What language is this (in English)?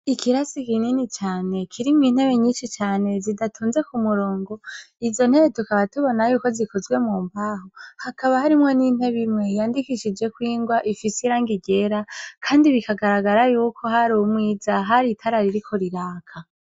Rundi